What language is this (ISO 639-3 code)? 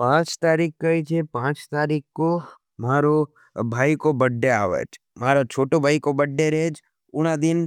noe